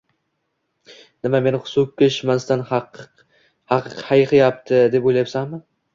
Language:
Uzbek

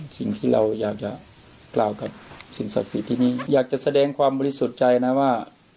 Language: Thai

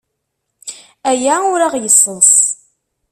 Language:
Kabyle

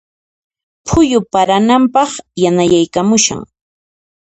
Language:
Puno Quechua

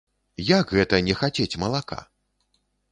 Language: Belarusian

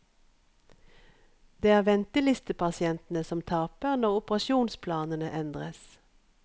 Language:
Norwegian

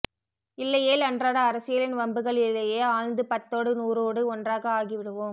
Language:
Tamil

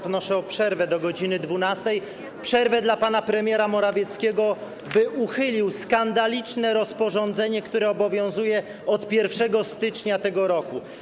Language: Polish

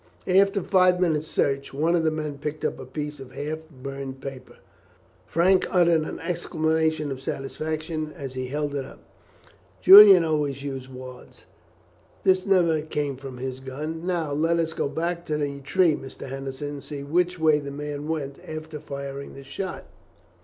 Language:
English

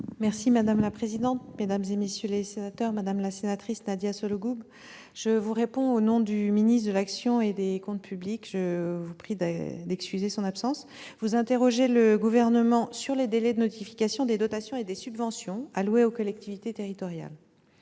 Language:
French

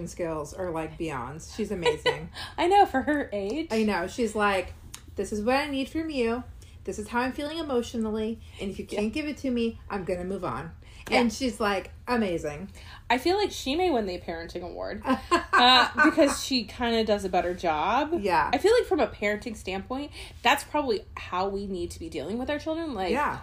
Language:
English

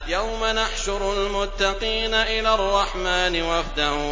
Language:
Arabic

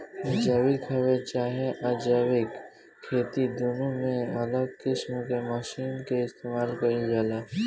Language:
Bhojpuri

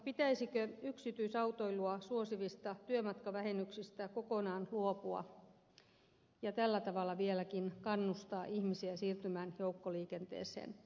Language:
Finnish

